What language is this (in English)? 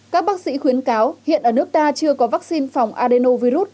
Vietnamese